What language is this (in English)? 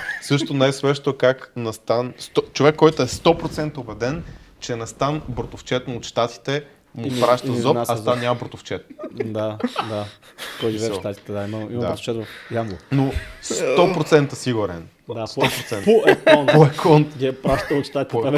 Bulgarian